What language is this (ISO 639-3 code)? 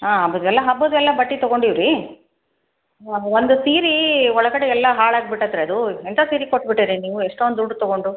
kan